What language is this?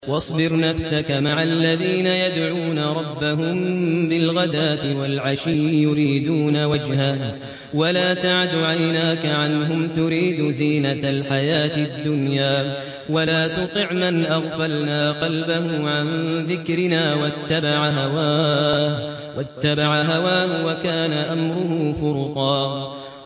Arabic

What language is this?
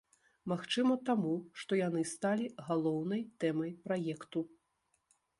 Belarusian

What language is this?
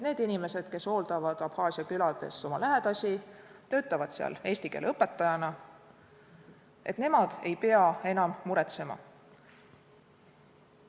Estonian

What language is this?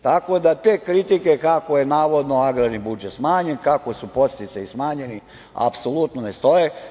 Serbian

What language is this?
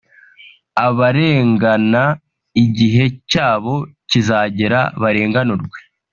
Kinyarwanda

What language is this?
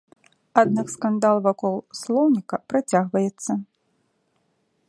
Belarusian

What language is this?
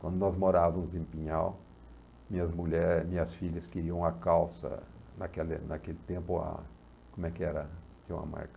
Portuguese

